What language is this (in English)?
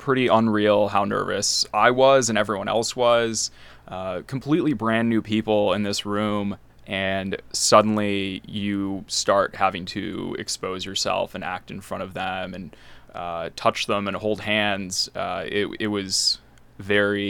English